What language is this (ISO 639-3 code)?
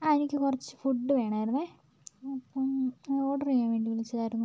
mal